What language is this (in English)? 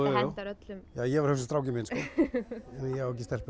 Icelandic